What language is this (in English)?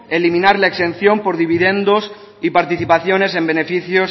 Spanish